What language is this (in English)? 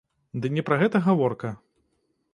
Belarusian